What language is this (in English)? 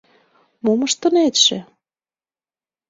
Mari